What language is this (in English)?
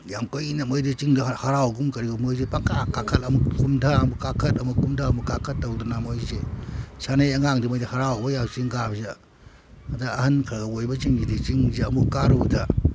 Manipuri